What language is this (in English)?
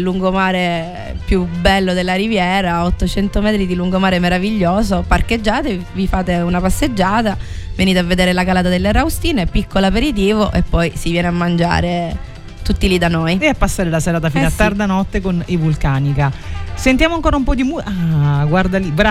Italian